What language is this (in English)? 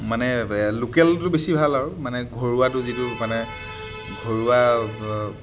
Assamese